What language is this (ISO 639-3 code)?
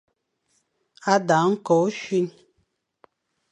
fan